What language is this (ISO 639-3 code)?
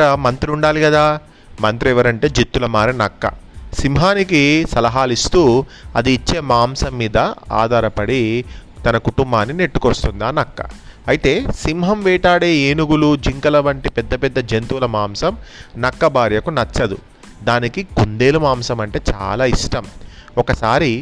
tel